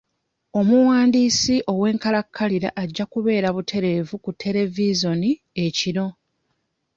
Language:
Ganda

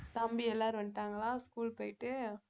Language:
Tamil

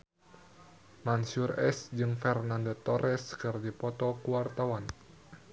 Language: Sundanese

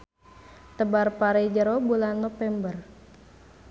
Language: Sundanese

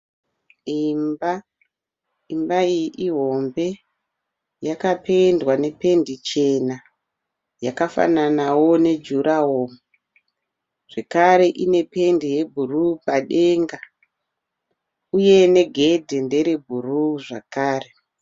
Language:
Shona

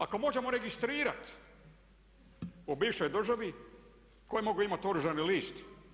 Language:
Croatian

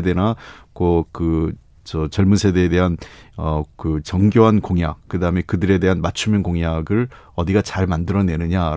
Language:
Korean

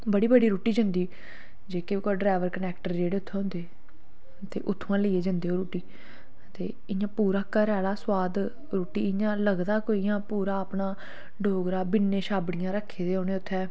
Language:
Dogri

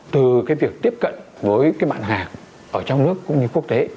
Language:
Vietnamese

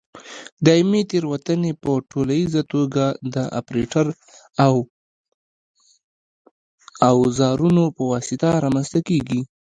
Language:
Pashto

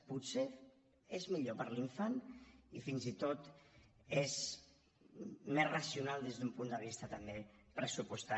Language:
Catalan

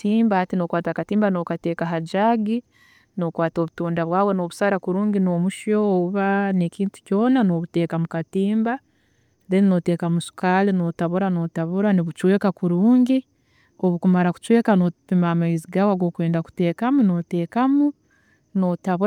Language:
Tooro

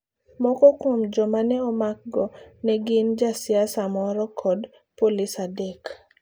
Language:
Luo (Kenya and Tanzania)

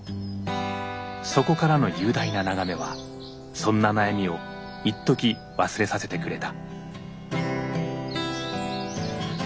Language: Japanese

